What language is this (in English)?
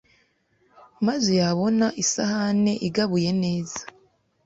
Kinyarwanda